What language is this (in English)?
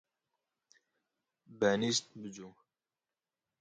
Kurdish